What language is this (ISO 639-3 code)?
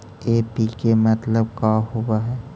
mag